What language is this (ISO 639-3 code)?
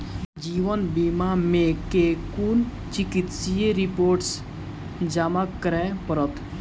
mai